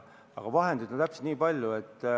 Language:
Estonian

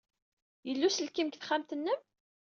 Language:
Kabyle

